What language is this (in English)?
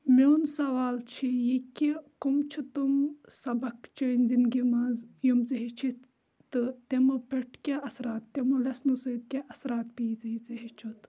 Kashmiri